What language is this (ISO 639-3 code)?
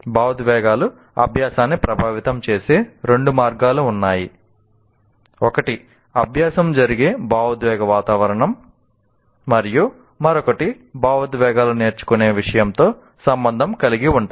tel